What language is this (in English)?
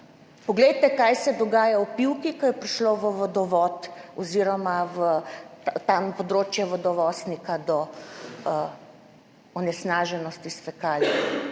Slovenian